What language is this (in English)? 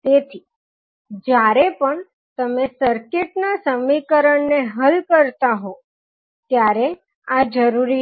Gujarati